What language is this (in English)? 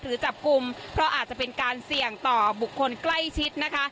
Thai